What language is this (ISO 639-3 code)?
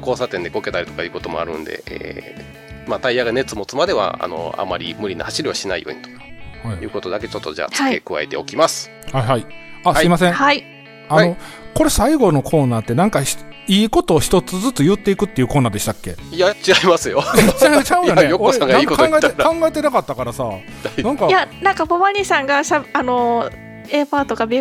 jpn